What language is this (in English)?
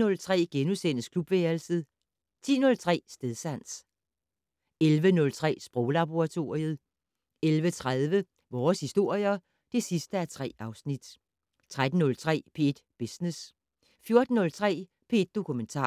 Danish